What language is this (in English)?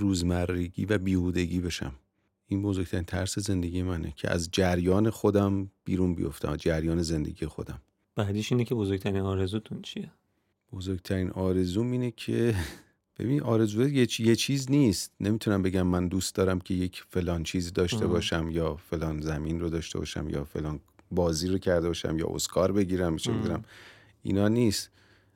Persian